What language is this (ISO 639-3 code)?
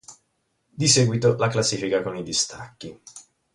ita